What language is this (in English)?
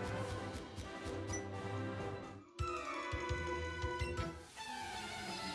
French